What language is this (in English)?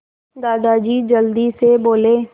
Hindi